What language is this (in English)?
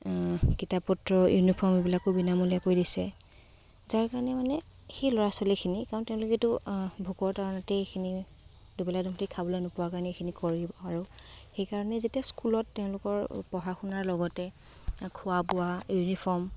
Assamese